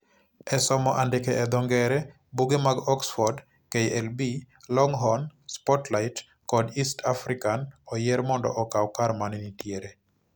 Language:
Luo (Kenya and Tanzania)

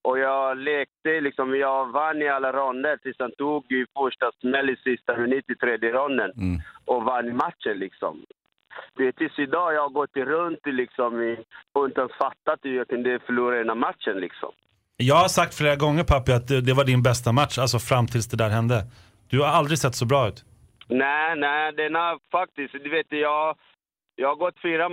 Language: Swedish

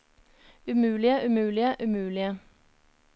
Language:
Norwegian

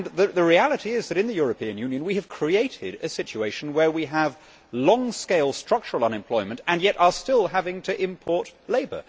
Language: English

